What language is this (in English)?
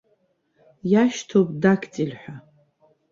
Abkhazian